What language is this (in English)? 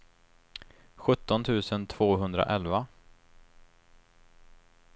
Swedish